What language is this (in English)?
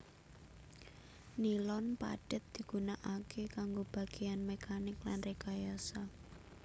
Javanese